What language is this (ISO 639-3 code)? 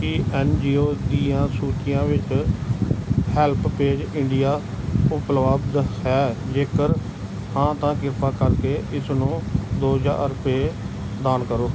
pan